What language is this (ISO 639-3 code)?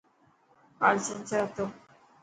mki